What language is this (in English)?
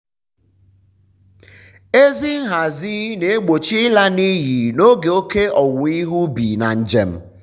Igbo